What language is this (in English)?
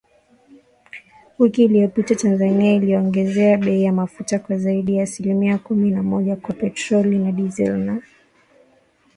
Swahili